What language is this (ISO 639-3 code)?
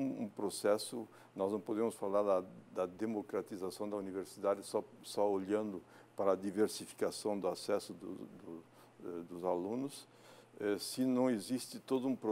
por